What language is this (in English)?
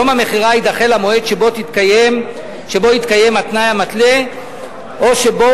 Hebrew